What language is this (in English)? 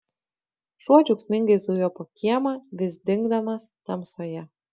Lithuanian